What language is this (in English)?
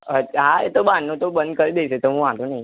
Gujarati